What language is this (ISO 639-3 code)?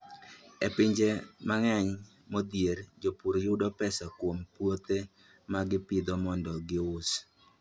luo